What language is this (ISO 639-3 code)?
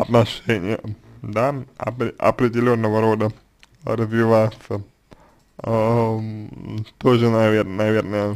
rus